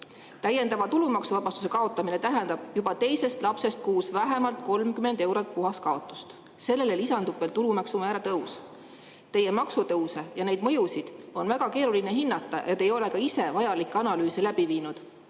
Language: Estonian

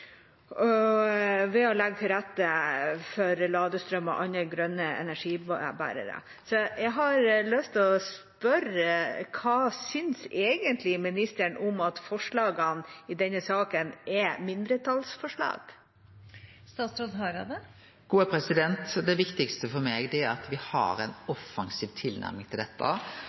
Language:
Norwegian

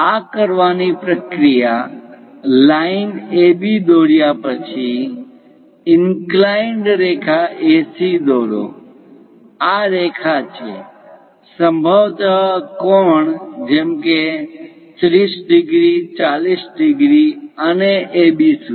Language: Gujarati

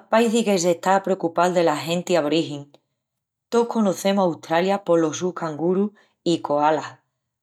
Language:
Extremaduran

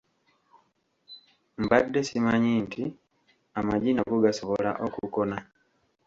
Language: Ganda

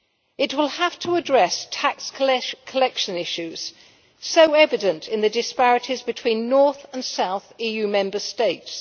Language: English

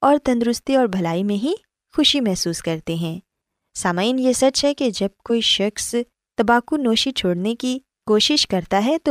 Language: Urdu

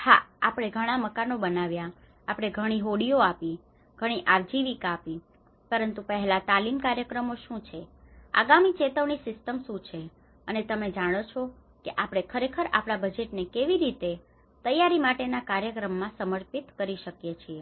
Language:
Gujarati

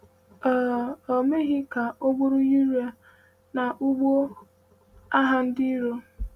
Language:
Igbo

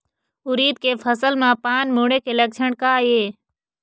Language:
Chhattisgarhi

